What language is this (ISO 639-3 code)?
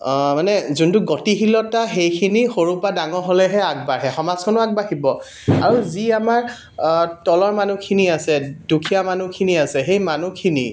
asm